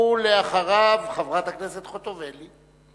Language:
Hebrew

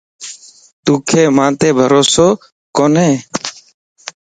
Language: Lasi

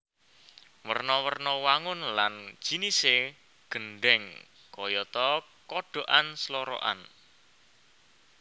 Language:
Javanese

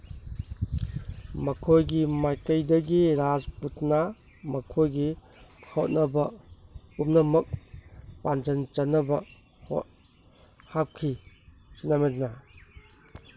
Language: Manipuri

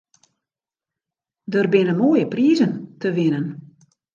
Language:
Western Frisian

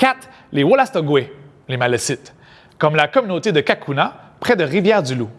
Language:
French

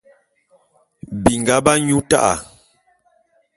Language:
Bulu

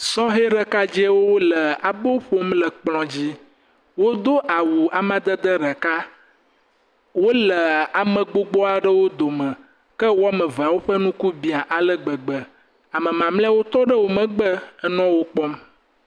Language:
Ewe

